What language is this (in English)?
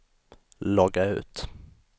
Swedish